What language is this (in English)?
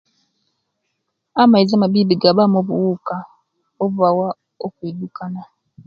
Kenyi